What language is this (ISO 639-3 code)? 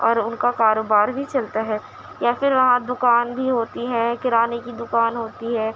urd